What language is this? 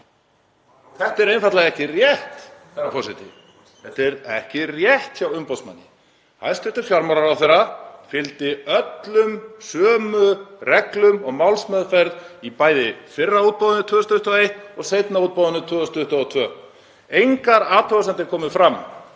Icelandic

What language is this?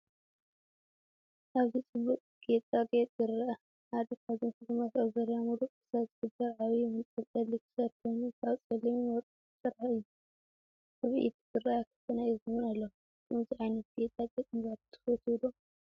Tigrinya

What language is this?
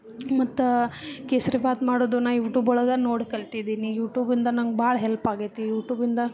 Kannada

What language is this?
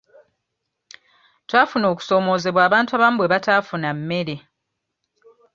Ganda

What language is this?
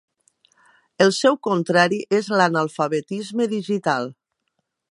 Catalan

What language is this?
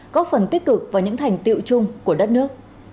Vietnamese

